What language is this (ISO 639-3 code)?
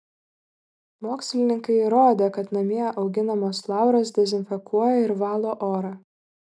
lit